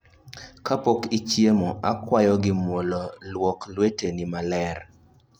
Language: Luo (Kenya and Tanzania)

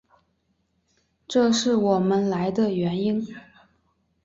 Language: Chinese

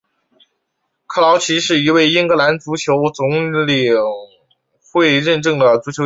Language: Chinese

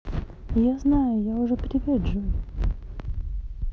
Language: Russian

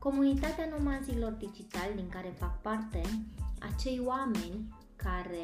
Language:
Romanian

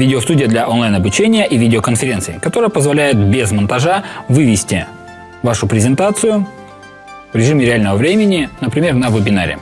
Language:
Russian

